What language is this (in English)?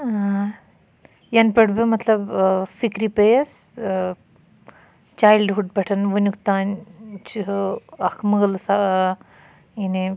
Kashmiri